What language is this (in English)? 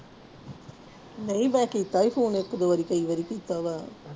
Punjabi